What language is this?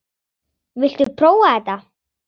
Icelandic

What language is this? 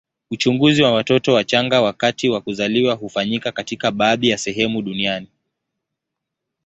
Swahili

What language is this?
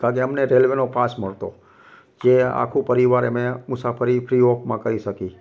Gujarati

